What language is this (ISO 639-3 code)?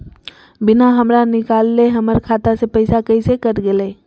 mag